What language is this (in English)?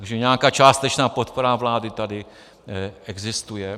Czech